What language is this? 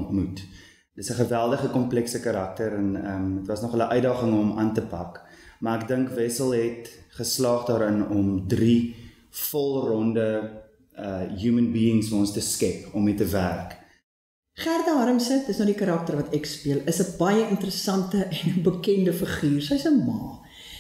Dutch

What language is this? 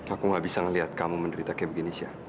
Indonesian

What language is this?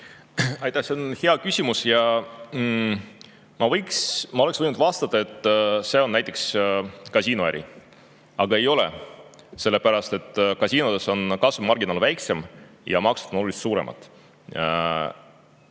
Estonian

